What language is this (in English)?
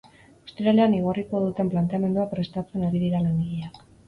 Basque